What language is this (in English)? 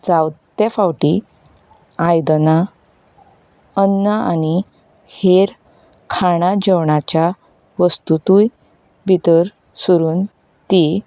Konkani